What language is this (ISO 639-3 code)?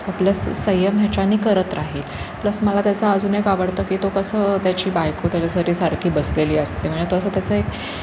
mar